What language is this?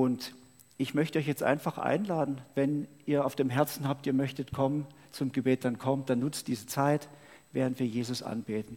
German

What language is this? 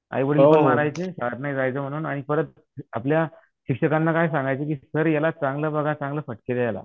Marathi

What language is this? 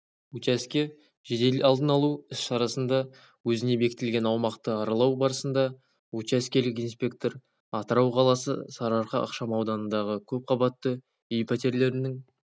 Kazakh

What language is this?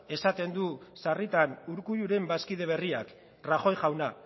Basque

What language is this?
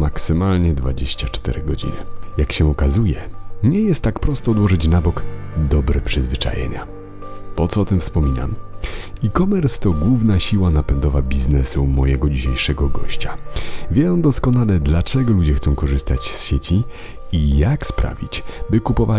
Polish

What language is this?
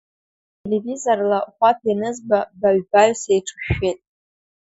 Abkhazian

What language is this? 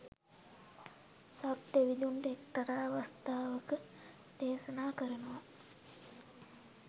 Sinhala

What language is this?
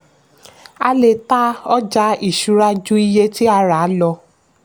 Yoruba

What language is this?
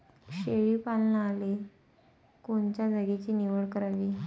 Marathi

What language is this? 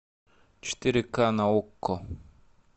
Russian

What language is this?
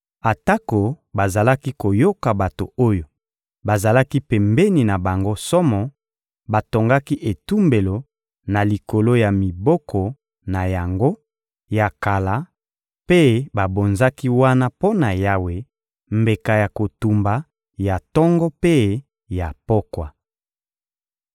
Lingala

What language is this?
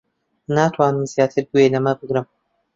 Central Kurdish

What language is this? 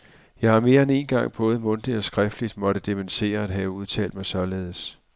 Danish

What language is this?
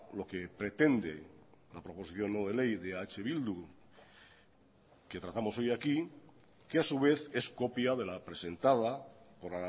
Spanish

